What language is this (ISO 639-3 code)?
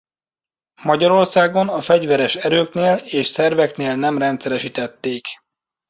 hun